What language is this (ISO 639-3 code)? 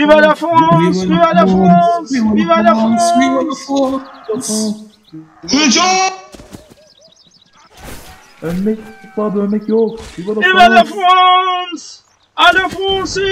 tur